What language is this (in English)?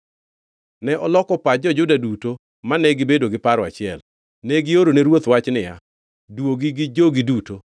Luo (Kenya and Tanzania)